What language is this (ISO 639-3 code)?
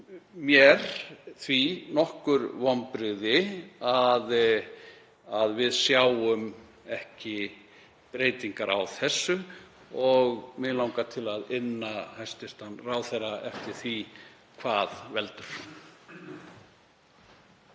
isl